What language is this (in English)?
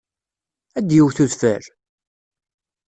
Kabyle